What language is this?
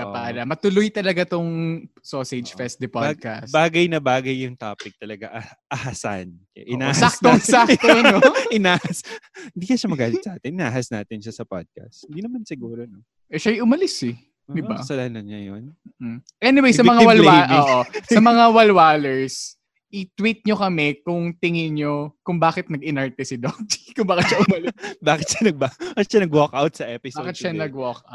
Filipino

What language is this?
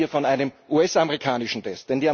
German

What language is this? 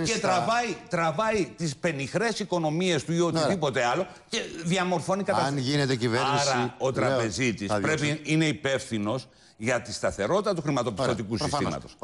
Greek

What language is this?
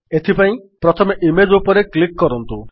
Odia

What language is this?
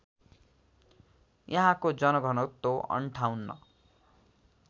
Nepali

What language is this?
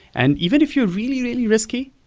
English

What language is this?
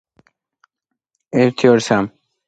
Georgian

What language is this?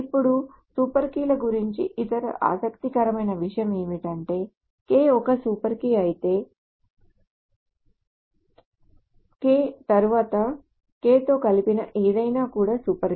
Telugu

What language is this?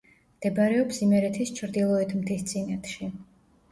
Georgian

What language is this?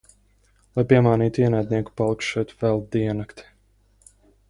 Latvian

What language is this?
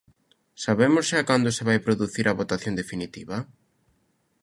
Galician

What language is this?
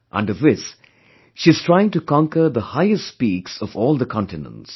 English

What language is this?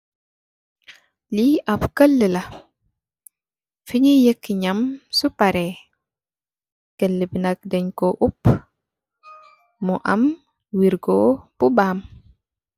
Wolof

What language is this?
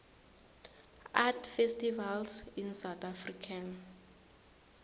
South Ndebele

